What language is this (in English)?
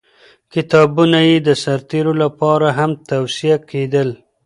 Pashto